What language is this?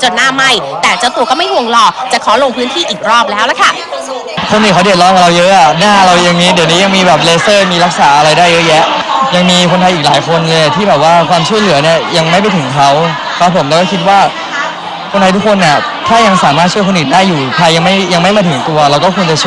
Thai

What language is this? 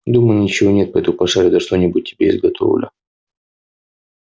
Russian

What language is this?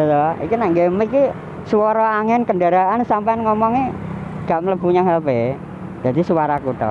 Indonesian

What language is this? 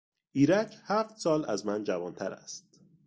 Persian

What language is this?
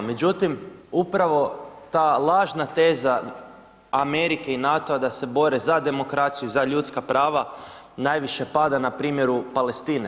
Croatian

